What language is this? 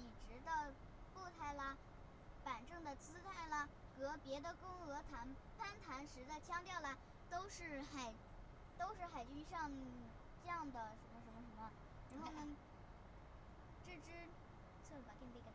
Chinese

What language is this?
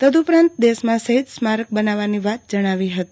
Gujarati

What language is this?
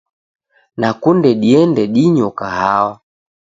Taita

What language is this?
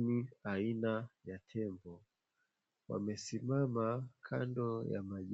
Swahili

